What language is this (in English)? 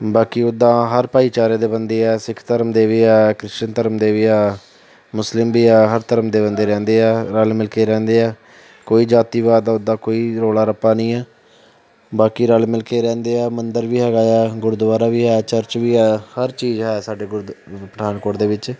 Punjabi